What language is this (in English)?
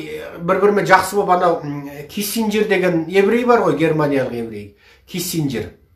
Romanian